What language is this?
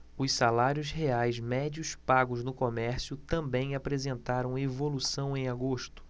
Portuguese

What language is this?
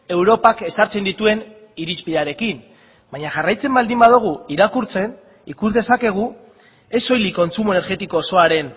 Basque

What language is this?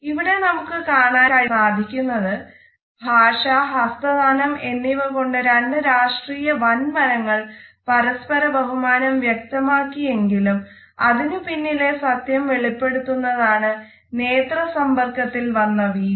Malayalam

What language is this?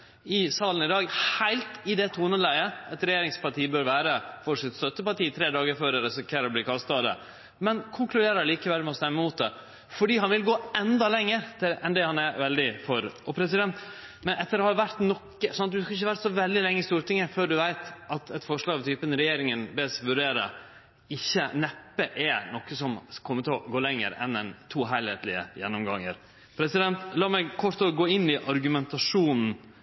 Norwegian Nynorsk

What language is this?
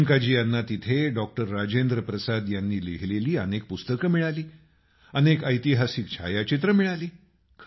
Marathi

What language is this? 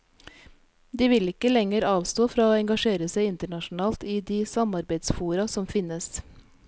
Norwegian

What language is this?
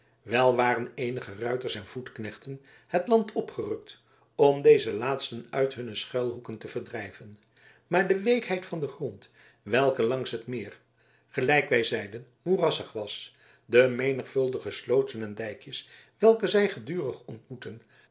Dutch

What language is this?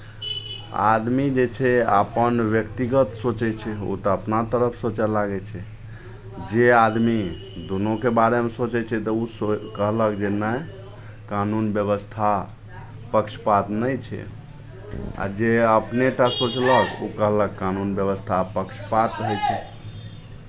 Maithili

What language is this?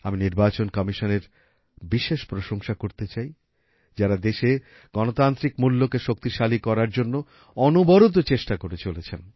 Bangla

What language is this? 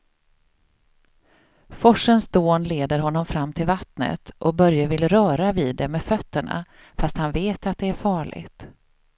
Swedish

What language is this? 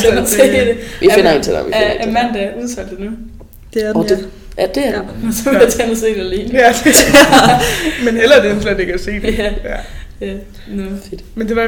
Danish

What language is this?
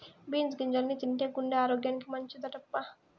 Telugu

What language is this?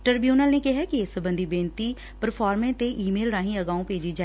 Punjabi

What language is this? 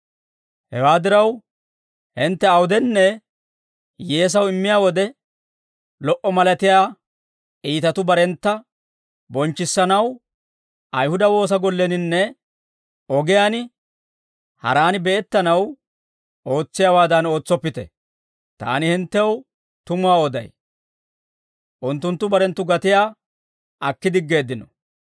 Dawro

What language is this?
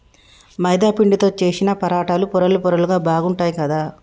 Telugu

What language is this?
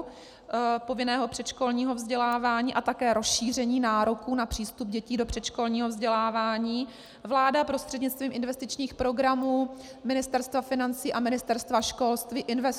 Czech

